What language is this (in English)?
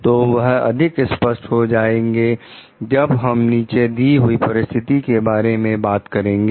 Hindi